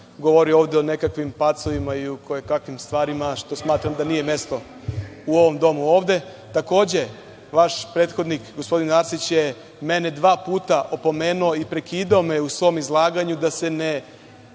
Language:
Serbian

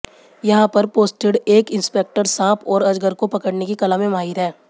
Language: Hindi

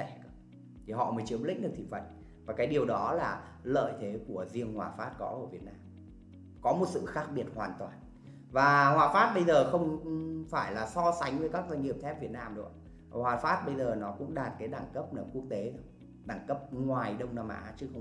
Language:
Vietnamese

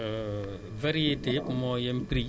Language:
Wolof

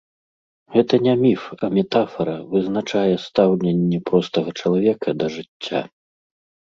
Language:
Belarusian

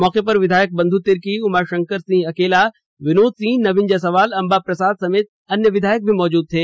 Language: Hindi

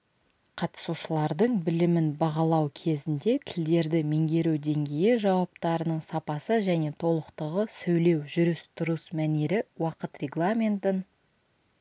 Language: Kazakh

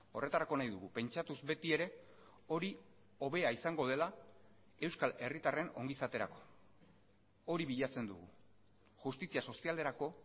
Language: Basque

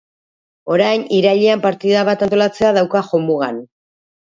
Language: Basque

